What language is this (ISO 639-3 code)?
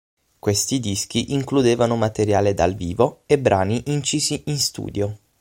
ita